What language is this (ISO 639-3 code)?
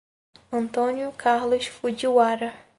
por